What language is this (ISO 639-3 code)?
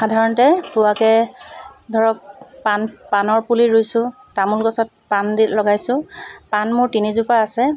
asm